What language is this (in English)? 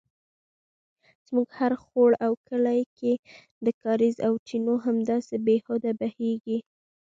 Pashto